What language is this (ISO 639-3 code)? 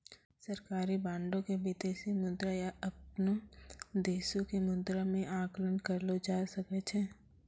mai